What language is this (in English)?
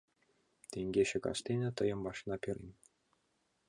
Mari